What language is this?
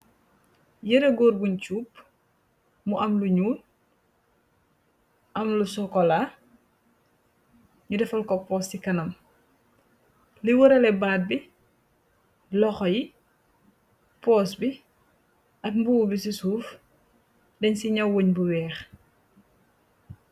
Wolof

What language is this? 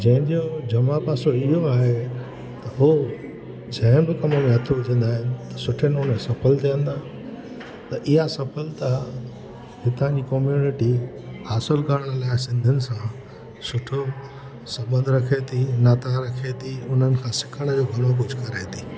Sindhi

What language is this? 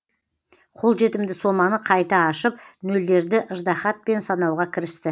Kazakh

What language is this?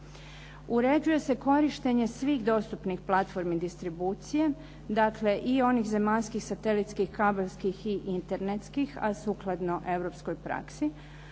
Croatian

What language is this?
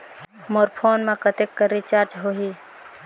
Chhattisgarhi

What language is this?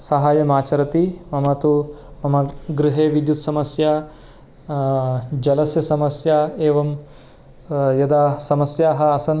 Sanskrit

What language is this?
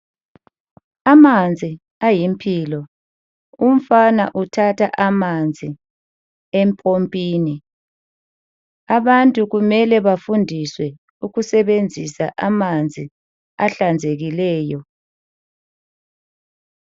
North Ndebele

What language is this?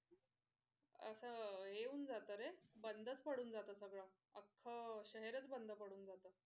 Marathi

